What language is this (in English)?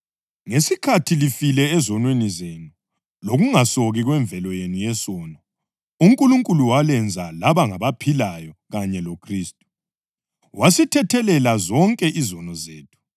North Ndebele